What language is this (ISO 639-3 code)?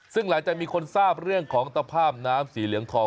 tha